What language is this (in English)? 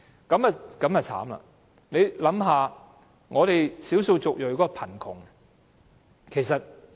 Cantonese